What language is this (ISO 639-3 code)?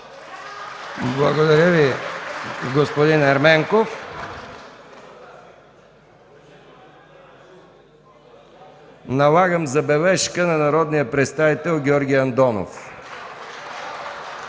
bul